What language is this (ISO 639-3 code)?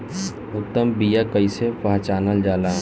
bho